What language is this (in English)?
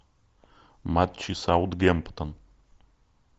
Russian